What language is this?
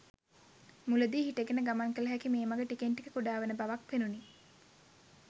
Sinhala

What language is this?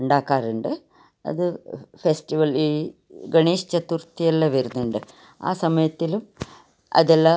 Malayalam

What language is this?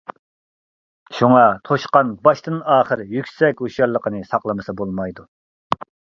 Uyghur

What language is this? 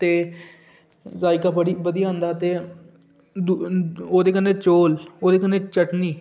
Dogri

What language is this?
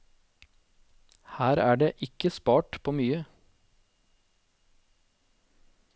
Norwegian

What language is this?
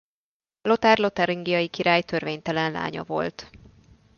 Hungarian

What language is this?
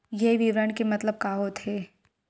Chhattisgarhi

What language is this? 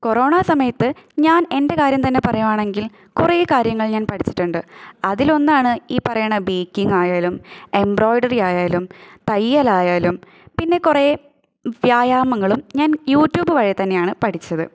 Malayalam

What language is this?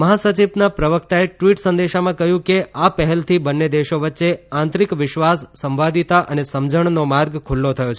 Gujarati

